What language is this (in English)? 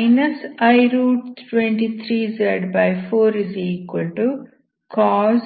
Kannada